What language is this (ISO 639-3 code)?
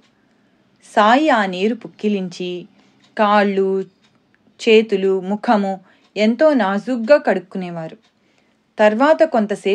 tel